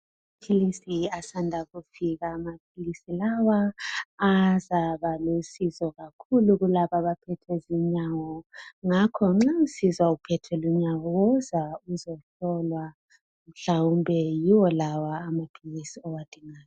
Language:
North Ndebele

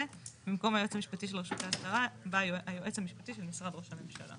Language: Hebrew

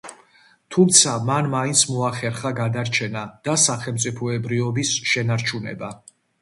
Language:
Georgian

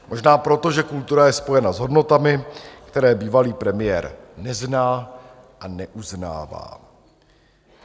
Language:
Czech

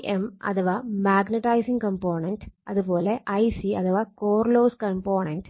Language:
Malayalam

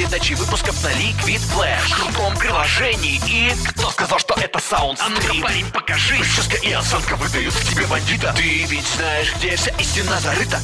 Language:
Russian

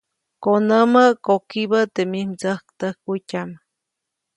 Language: Copainalá Zoque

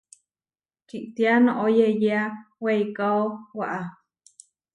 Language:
Huarijio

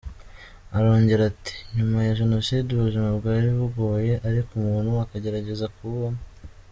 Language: Kinyarwanda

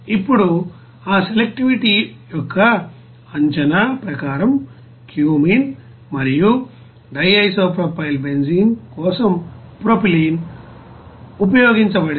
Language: Telugu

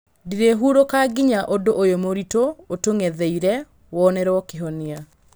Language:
Kikuyu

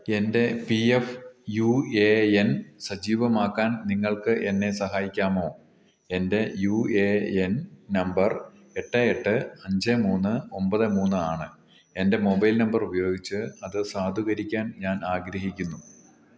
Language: Malayalam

